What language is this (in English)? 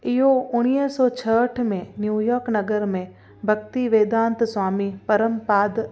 Sindhi